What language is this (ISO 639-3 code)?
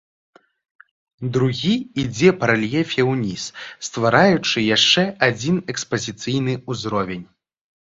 bel